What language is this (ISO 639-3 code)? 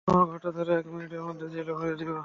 ben